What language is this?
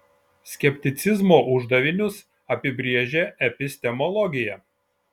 Lithuanian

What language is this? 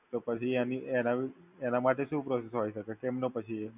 Gujarati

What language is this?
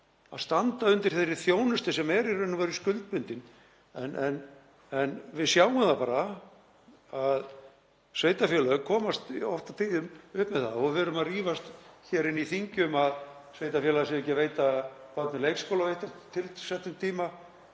Icelandic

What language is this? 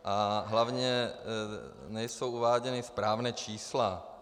Czech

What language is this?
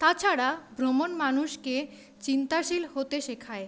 Bangla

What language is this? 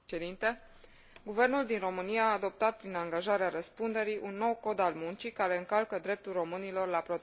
Romanian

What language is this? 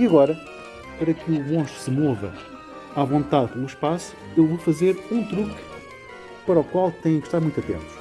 Portuguese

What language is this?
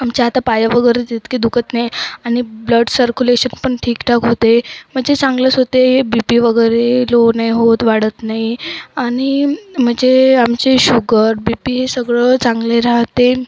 Marathi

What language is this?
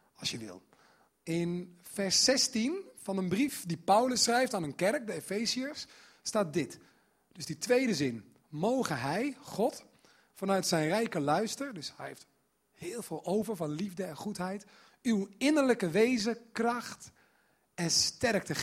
Dutch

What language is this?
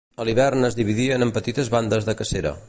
Catalan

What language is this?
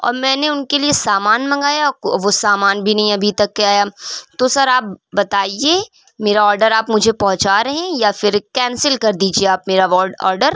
Urdu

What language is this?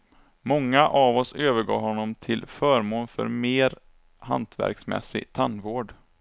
Swedish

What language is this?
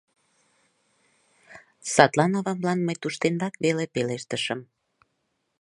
Mari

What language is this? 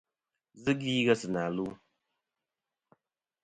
Kom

